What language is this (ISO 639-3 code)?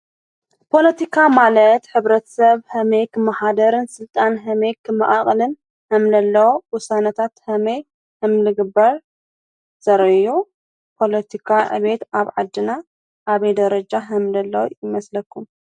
tir